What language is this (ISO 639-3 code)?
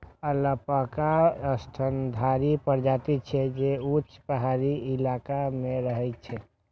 mai